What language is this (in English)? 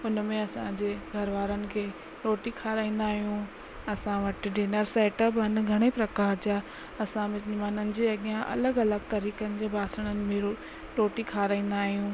Sindhi